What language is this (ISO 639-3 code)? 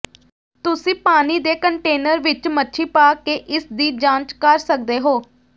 pan